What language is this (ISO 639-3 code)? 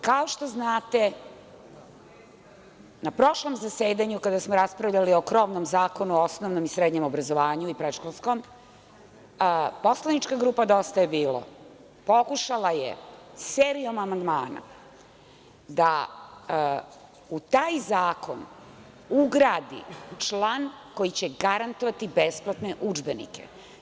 srp